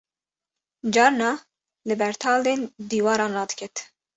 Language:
Kurdish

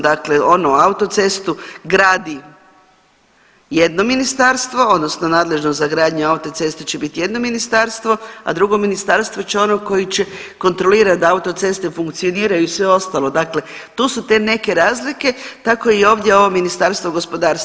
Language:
Croatian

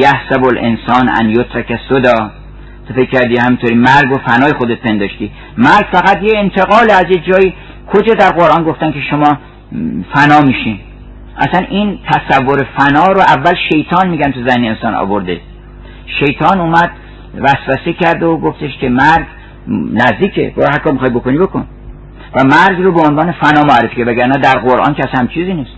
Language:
Persian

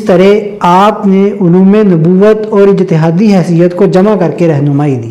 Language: Urdu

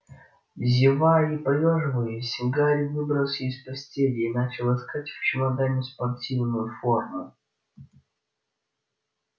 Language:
Russian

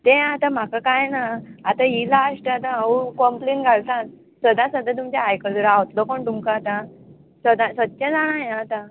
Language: Konkani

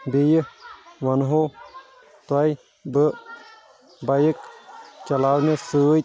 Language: Kashmiri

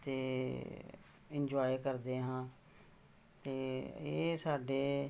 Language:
Punjabi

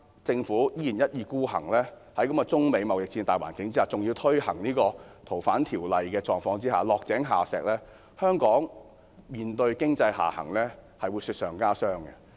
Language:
Cantonese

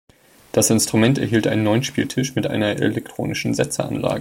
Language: German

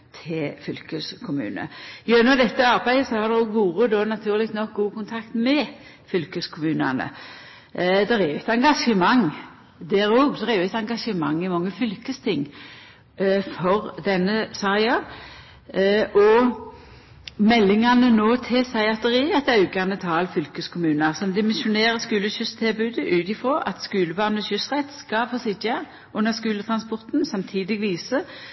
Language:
Norwegian Nynorsk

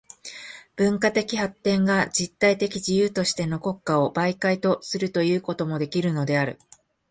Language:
Japanese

